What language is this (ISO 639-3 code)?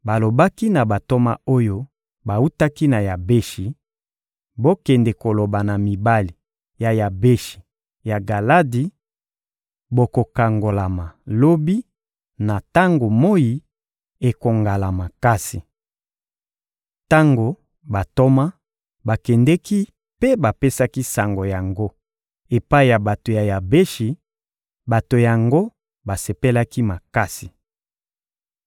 lin